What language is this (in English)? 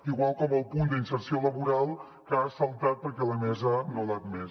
Catalan